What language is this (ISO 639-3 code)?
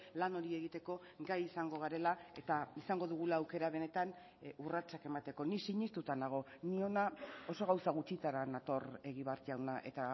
eus